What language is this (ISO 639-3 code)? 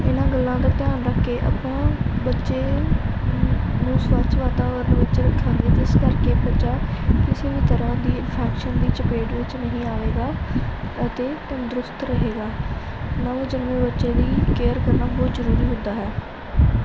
pan